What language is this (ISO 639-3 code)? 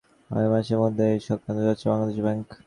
ben